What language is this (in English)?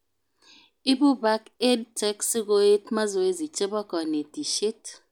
Kalenjin